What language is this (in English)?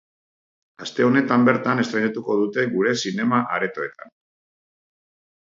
Basque